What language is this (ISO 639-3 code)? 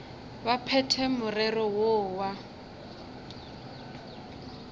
nso